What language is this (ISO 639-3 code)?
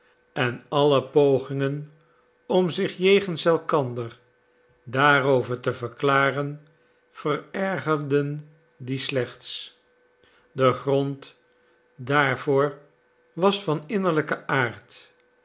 nld